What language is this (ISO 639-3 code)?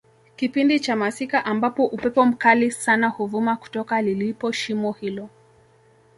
swa